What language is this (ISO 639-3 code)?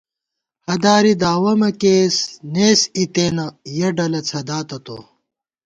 gwt